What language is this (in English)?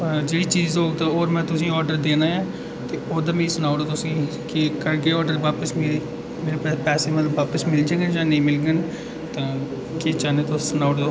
Dogri